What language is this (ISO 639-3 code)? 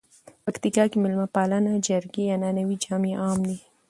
pus